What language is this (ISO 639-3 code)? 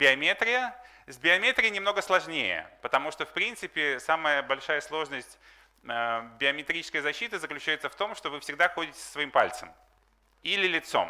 rus